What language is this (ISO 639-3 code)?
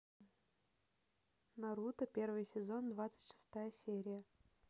rus